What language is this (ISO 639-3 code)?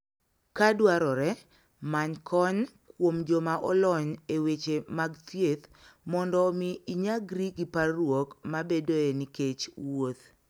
luo